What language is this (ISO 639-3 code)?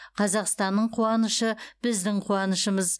kaz